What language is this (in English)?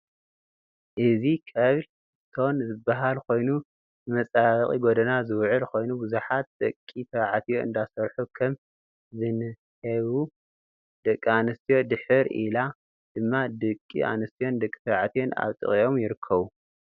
Tigrinya